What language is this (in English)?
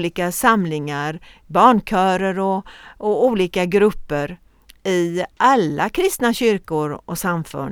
Swedish